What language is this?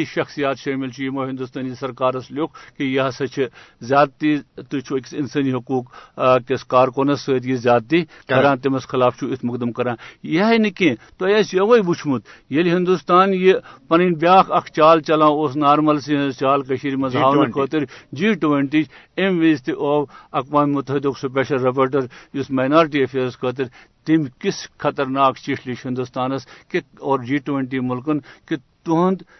Urdu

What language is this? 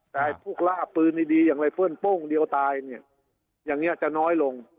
Thai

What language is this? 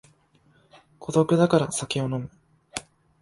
Japanese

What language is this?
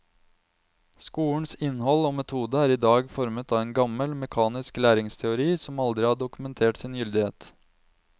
Norwegian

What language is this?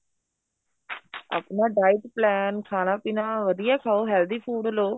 Punjabi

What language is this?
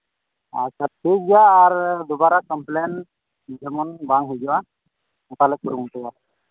Santali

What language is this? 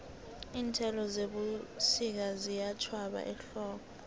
South Ndebele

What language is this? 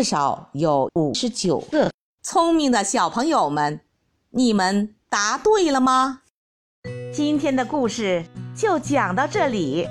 Chinese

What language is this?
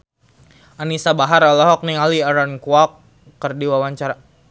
Sundanese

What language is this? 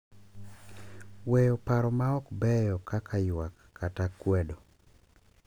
Luo (Kenya and Tanzania)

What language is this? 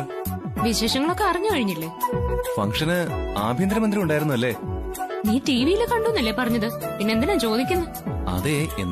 Malayalam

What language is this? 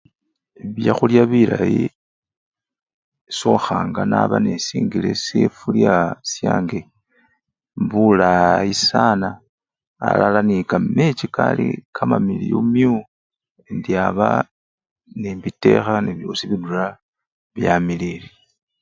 Luyia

